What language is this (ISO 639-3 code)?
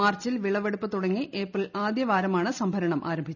mal